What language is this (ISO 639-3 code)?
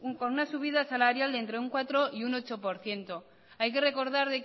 spa